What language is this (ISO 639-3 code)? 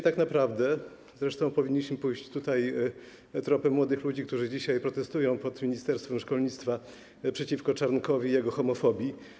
pol